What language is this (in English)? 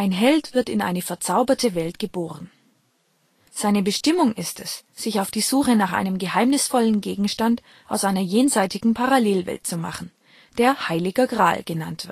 German